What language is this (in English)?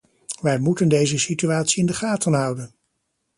Dutch